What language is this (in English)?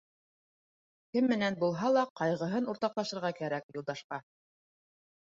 Bashkir